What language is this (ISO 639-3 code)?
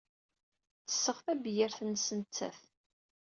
kab